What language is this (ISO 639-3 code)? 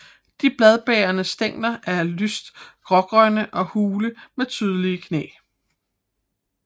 dan